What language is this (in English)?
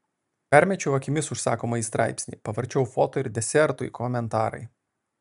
Lithuanian